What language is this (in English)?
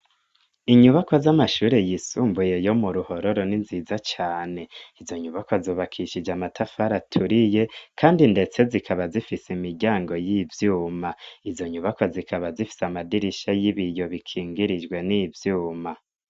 Rundi